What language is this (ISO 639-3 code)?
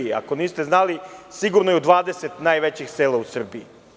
srp